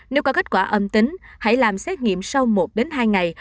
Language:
Vietnamese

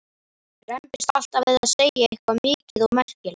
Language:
Icelandic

